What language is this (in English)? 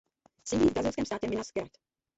Czech